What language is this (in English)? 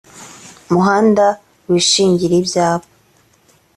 Kinyarwanda